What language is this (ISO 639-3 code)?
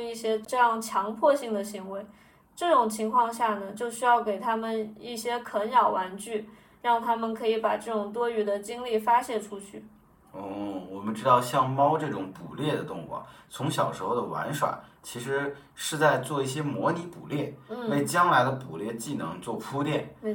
zho